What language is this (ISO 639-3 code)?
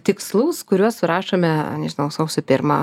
lit